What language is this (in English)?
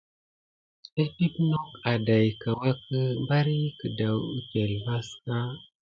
Gidar